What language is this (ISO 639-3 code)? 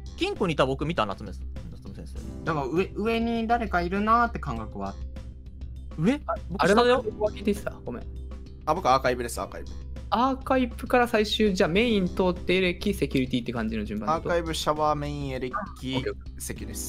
jpn